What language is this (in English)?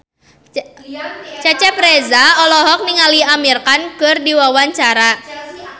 Sundanese